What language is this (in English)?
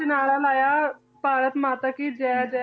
Punjabi